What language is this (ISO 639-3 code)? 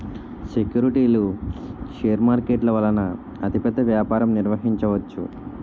tel